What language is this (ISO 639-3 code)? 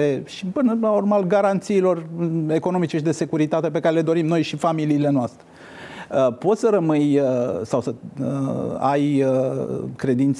ron